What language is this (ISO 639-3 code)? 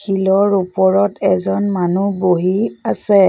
asm